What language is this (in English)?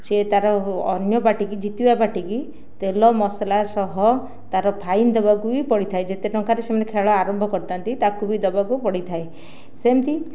Odia